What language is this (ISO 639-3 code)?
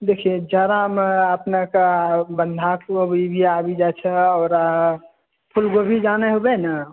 mai